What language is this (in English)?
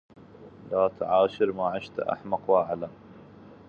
Arabic